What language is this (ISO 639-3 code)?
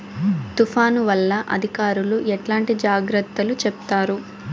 tel